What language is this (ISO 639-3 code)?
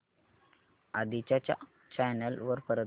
mar